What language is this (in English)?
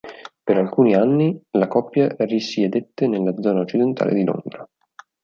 Italian